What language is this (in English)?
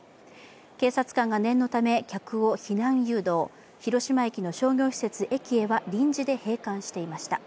Japanese